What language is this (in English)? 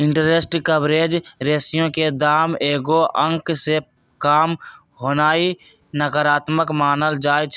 Magahi